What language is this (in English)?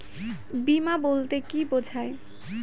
Bangla